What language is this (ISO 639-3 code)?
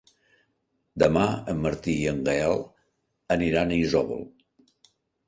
cat